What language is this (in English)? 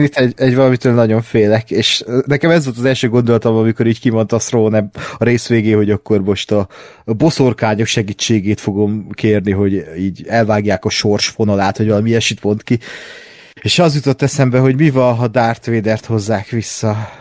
Hungarian